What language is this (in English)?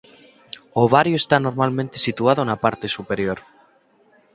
Galician